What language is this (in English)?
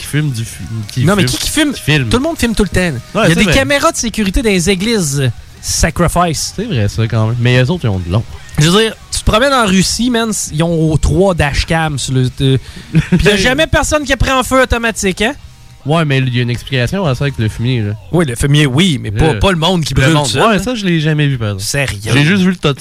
French